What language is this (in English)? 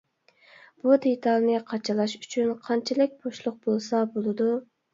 Uyghur